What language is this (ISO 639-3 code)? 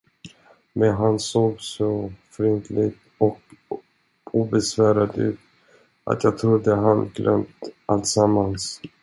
swe